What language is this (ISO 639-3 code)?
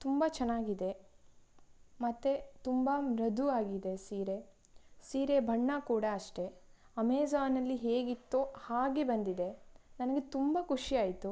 kan